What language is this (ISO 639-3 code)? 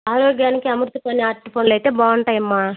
tel